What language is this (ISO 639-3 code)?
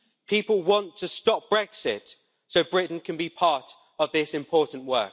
eng